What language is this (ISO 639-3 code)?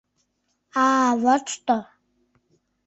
chm